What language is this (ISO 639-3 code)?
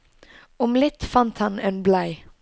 nor